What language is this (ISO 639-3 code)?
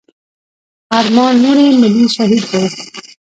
pus